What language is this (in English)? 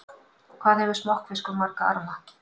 Icelandic